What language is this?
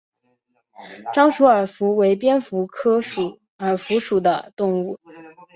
Chinese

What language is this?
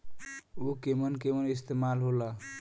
Bhojpuri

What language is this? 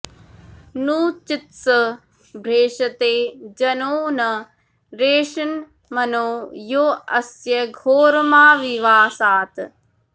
Sanskrit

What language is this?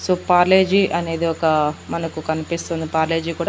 Telugu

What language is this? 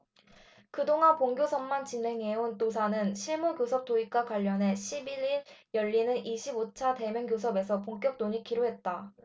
Korean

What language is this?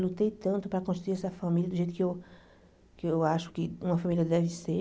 Portuguese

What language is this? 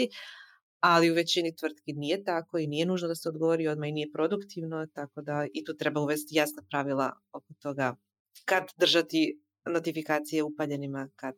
Croatian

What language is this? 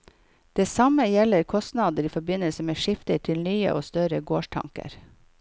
Norwegian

